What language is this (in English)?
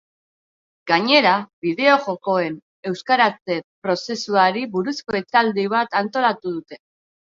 Basque